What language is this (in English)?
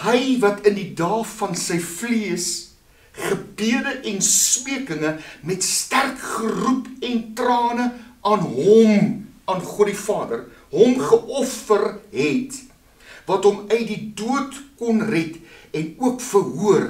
Dutch